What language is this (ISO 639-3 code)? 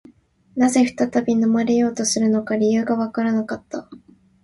jpn